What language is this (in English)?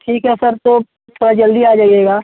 Hindi